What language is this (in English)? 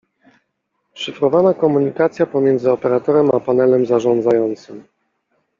Polish